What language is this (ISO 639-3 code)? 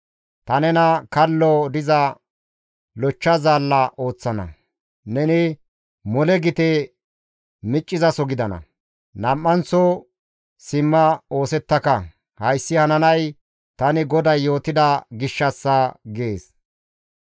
gmv